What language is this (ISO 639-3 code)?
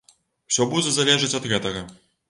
bel